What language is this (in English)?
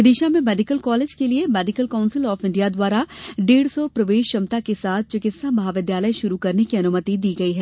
Hindi